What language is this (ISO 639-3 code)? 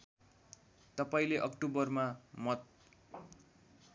nep